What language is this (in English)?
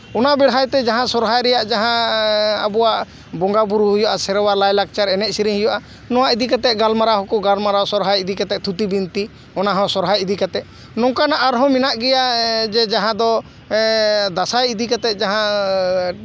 Santali